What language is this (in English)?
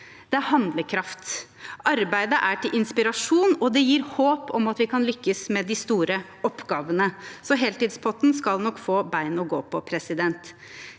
Norwegian